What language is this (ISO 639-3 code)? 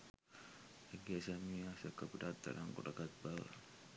sin